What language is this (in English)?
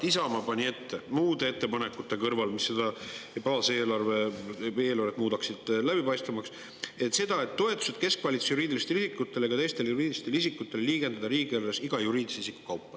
Estonian